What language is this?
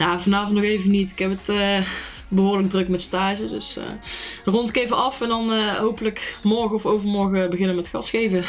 Dutch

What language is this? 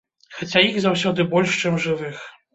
Belarusian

